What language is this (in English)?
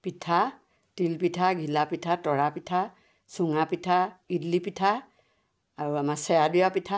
Assamese